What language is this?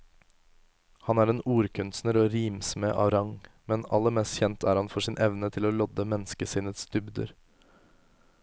Norwegian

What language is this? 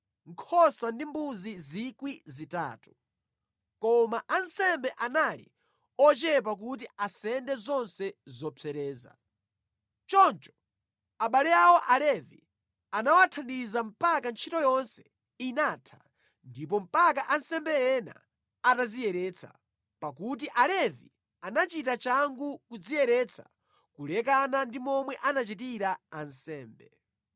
Nyanja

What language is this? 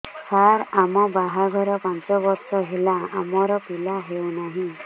Odia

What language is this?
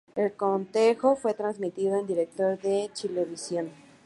Spanish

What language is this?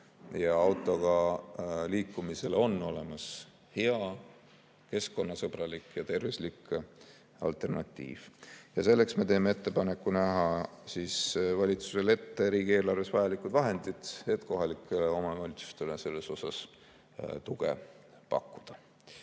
Estonian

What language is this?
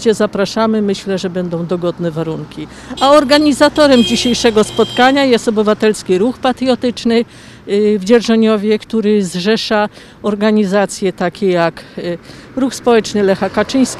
Polish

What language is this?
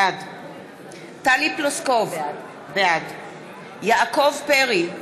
Hebrew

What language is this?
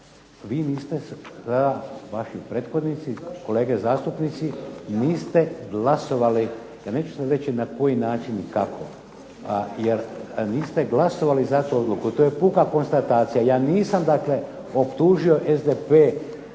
Croatian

